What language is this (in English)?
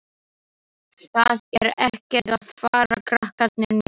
Icelandic